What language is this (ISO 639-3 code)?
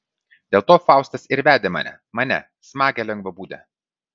lit